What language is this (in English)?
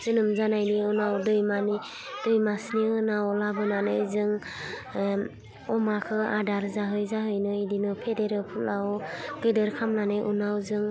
Bodo